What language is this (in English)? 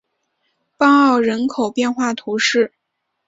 Chinese